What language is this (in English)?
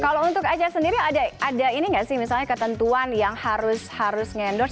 Indonesian